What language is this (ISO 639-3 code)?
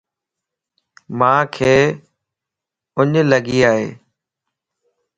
lss